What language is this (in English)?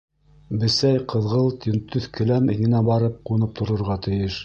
Bashkir